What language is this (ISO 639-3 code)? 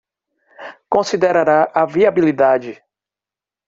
por